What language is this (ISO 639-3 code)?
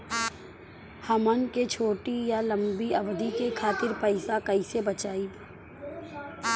bho